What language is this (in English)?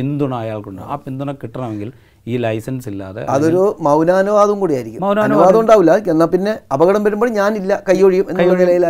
Malayalam